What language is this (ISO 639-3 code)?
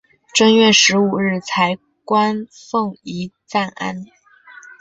zho